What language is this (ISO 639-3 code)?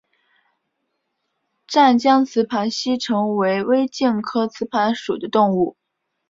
zho